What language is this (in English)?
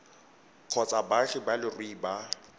Tswana